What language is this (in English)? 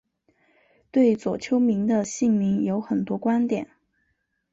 Chinese